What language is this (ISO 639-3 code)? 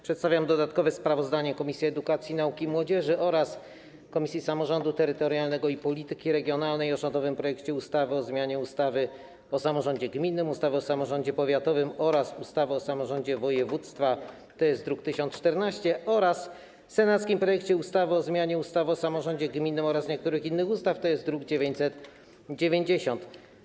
pol